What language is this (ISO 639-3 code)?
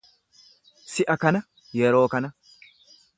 orm